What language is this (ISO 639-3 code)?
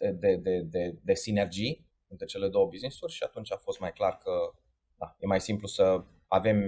ron